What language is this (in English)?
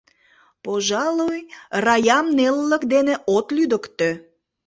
Mari